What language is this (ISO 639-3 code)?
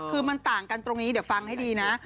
tha